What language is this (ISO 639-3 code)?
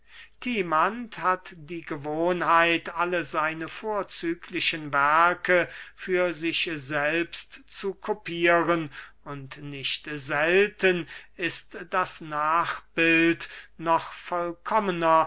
deu